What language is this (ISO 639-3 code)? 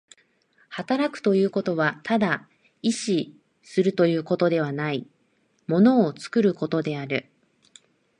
jpn